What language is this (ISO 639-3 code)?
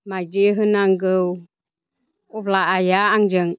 brx